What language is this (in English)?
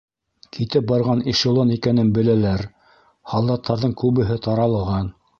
Bashkir